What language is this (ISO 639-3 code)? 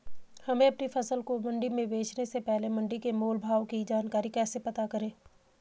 hin